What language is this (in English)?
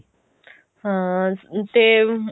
Punjabi